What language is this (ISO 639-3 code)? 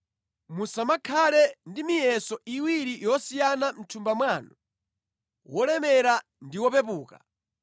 nya